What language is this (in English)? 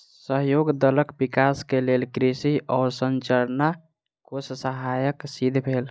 Maithili